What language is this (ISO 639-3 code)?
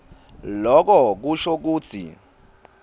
ssw